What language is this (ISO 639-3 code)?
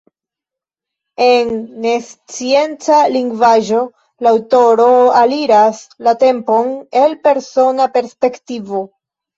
epo